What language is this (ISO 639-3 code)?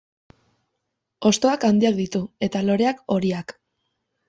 eus